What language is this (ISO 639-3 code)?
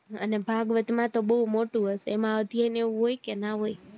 guj